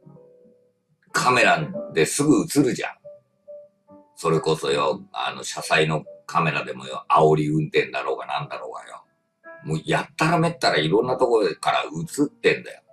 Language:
Japanese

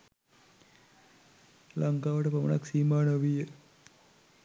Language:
Sinhala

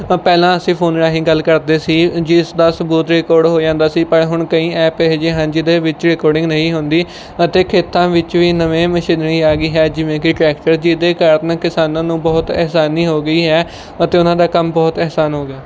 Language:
Punjabi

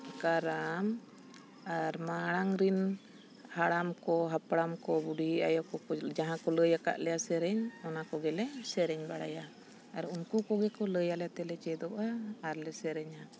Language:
Santali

